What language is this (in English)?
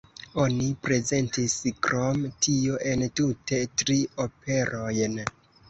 Esperanto